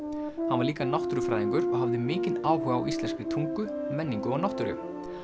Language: Icelandic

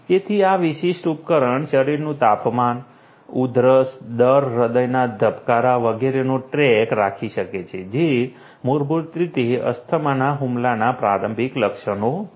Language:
Gujarati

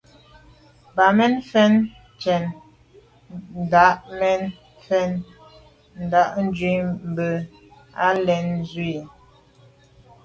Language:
Medumba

